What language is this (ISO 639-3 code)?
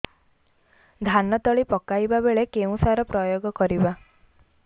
ori